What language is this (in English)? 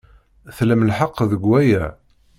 Kabyle